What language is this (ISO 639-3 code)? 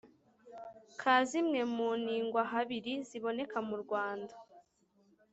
kin